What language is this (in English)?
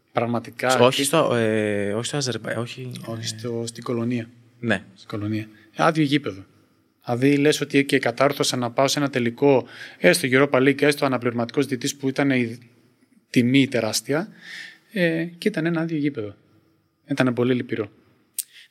Greek